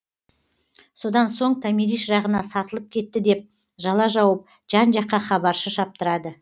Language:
Kazakh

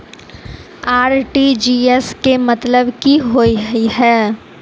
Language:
Maithili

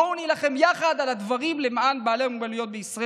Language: Hebrew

